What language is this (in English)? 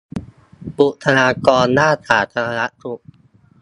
Thai